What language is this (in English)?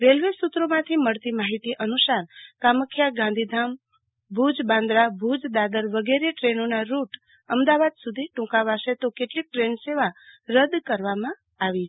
Gujarati